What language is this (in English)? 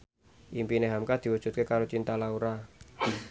Javanese